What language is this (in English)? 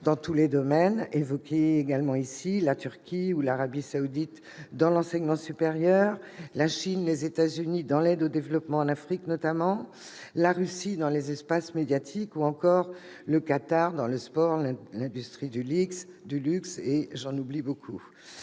French